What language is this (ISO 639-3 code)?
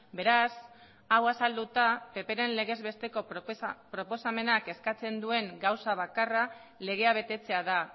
eus